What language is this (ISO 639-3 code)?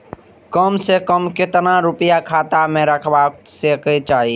mai